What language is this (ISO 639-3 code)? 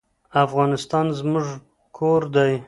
pus